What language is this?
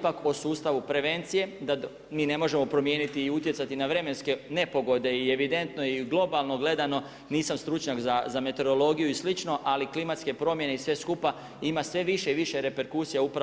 Croatian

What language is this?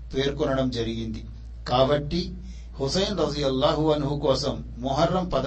Telugu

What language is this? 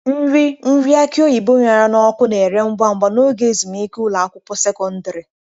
Igbo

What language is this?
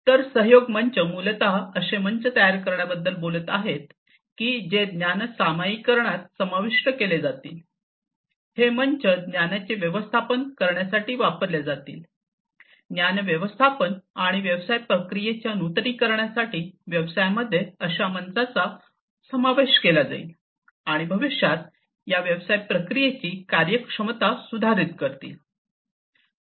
Marathi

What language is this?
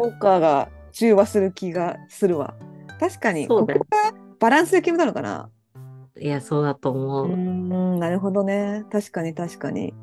Japanese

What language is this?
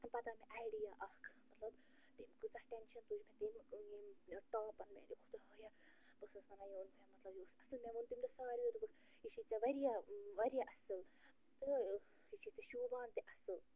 Kashmiri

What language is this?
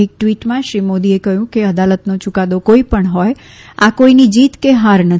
Gujarati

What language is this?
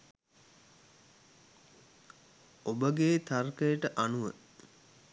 Sinhala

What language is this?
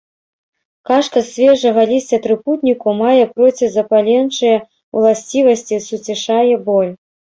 Belarusian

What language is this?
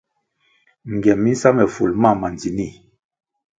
Kwasio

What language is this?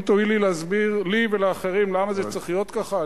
Hebrew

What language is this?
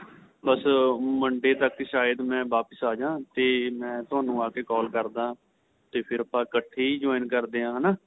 Punjabi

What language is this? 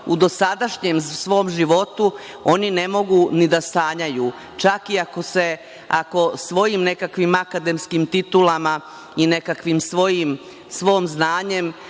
Serbian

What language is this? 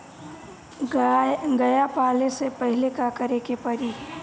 Bhojpuri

